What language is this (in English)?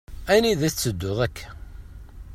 Kabyle